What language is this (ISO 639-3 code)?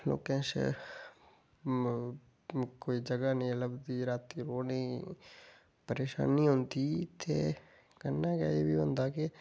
doi